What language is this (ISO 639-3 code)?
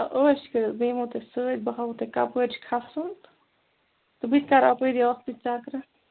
kas